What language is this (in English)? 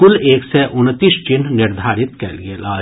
Maithili